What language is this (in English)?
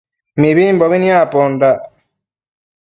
Matsés